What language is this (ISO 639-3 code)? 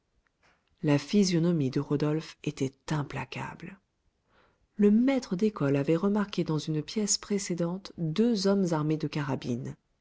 fra